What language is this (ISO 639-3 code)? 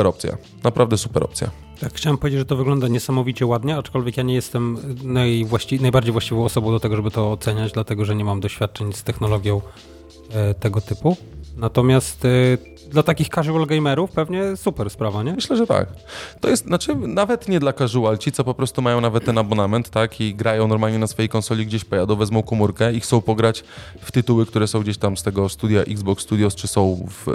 pol